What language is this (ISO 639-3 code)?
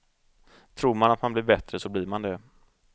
swe